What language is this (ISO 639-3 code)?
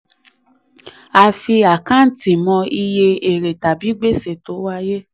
yor